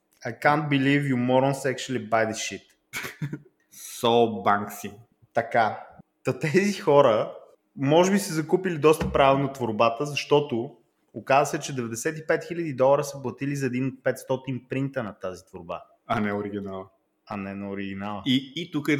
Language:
Bulgarian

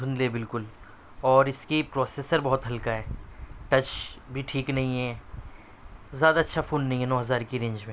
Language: Urdu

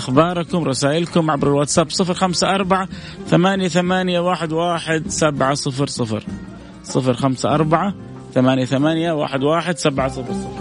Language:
Arabic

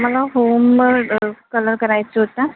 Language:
Marathi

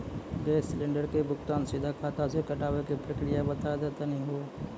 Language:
Maithili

